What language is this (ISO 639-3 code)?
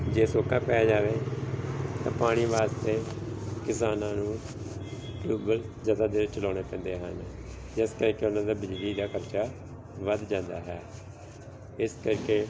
pan